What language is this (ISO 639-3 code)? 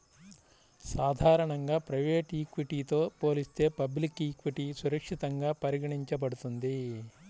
tel